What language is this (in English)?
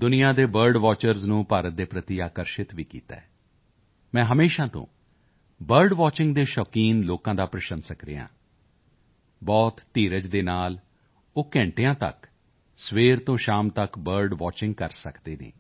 Punjabi